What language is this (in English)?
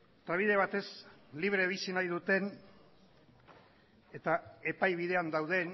Basque